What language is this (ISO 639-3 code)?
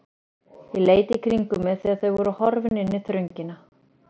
isl